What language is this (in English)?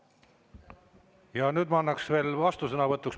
Estonian